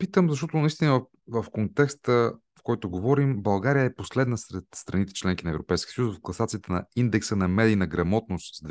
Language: Bulgarian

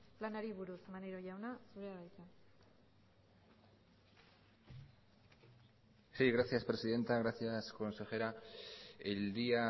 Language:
Basque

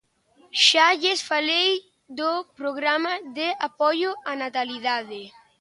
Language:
Galician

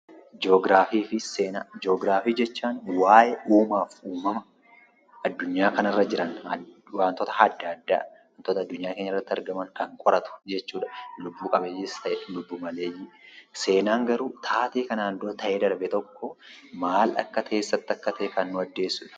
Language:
Oromo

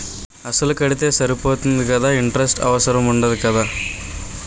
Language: Telugu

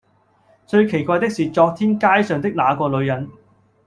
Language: Cantonese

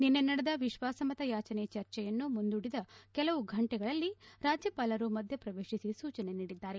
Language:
Kannada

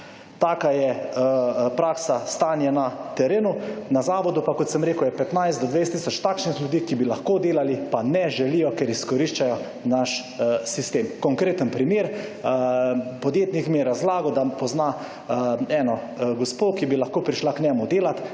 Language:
Slovenian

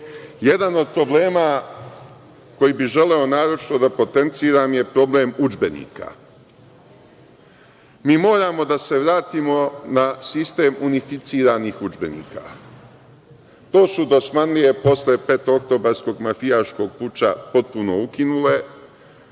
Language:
Serbian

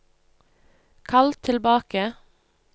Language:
Norwegian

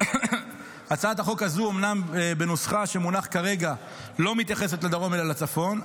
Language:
Hebrew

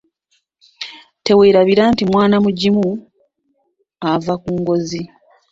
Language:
Ganda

